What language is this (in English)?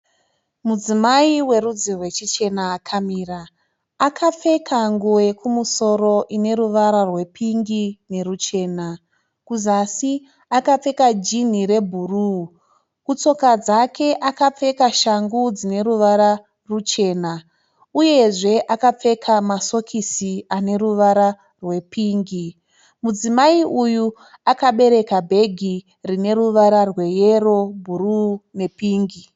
Shona